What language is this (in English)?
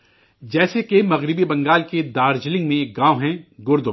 Urdu